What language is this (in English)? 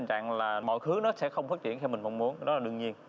Vietnamese